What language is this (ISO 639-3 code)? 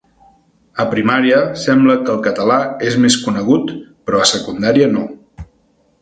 cat